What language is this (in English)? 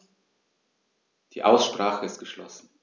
German